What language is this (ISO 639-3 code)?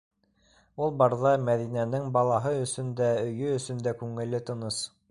bak